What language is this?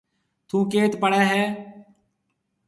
Marwari (Pakistan)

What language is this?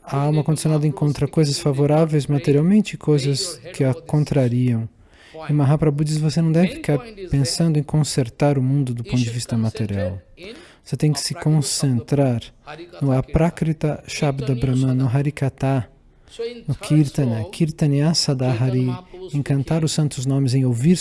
Portuguese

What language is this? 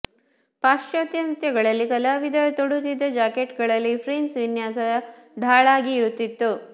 Kannada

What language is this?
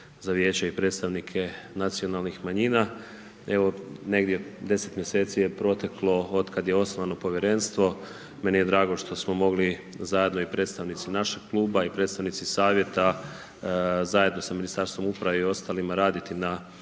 Croatian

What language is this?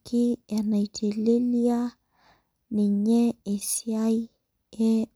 Masai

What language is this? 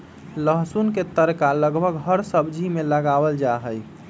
Magahi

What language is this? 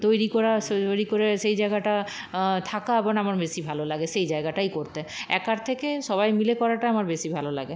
Bangla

